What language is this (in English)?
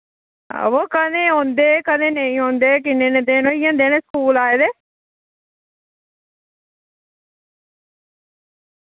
Dogri